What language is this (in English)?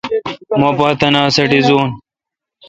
Kalkoti